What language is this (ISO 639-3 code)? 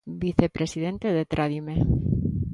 glg